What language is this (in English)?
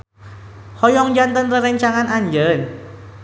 Sundanese